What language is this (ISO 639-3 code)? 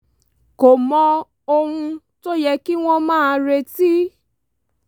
yor